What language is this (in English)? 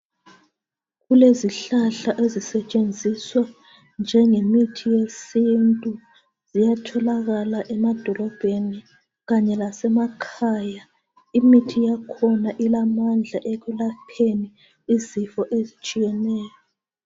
North Ndebele